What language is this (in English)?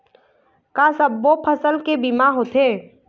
Chhattisgarhi